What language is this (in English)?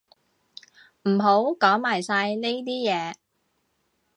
Cantonese